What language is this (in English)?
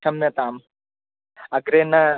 Sanskrit